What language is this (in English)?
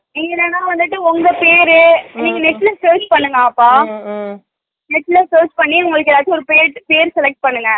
Tamil